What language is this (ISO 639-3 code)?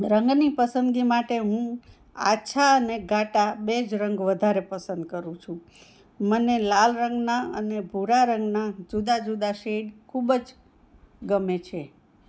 guj